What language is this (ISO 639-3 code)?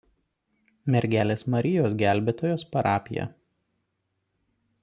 lit